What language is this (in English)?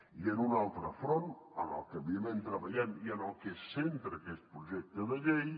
Catalan